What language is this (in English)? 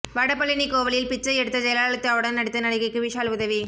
Tamil